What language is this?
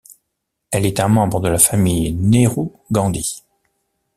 French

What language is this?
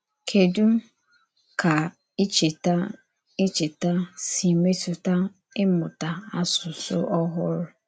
Igbo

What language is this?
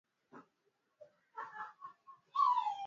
Swahili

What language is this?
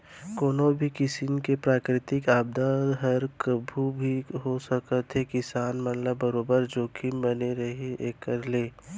Chhattisgarhi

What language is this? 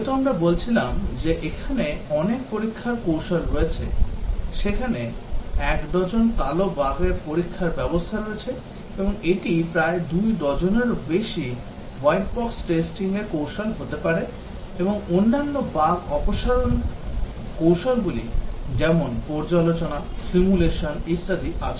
Bangla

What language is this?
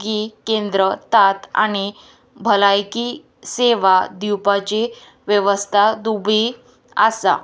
Konkani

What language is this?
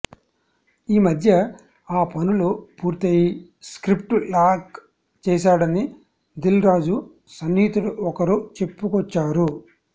Telugu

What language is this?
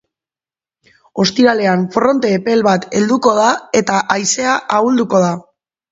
Basque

